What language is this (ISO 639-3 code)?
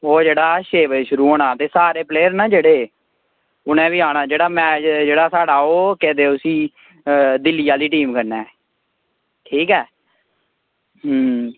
doi